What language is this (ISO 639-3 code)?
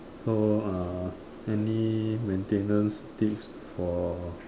eng